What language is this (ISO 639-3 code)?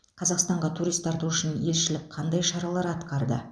kaz